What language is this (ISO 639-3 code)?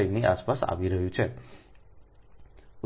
guj